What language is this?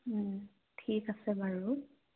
Assamese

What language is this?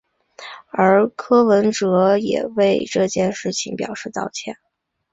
Chinese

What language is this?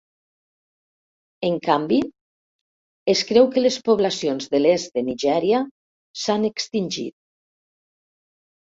Catalan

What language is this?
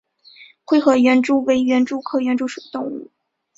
Chinese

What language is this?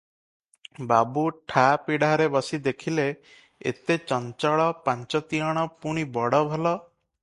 Odia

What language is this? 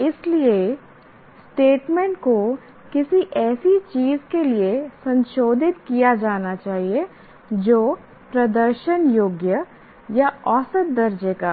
Hindi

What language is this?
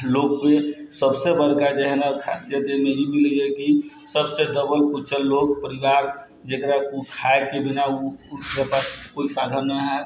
Maithili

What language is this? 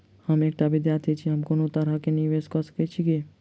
Maithili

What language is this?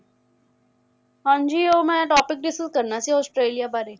Punjabi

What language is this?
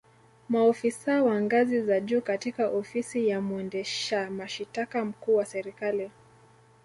Swahili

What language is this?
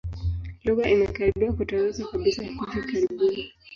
Swahili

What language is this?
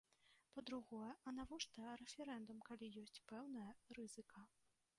Belarusian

